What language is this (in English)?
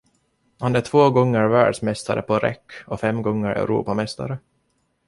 Swedish